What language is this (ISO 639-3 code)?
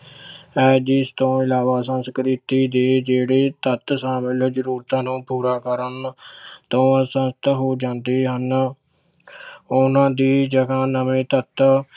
pan